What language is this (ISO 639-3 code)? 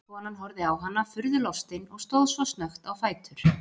isl